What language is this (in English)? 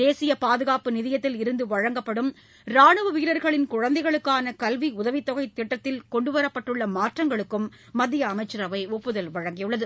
Tamil